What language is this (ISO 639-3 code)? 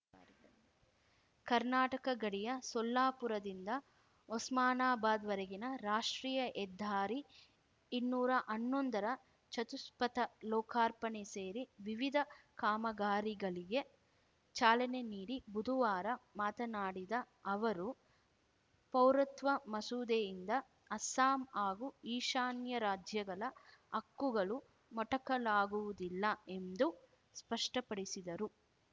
kan